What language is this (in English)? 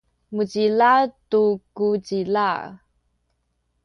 Sakizaya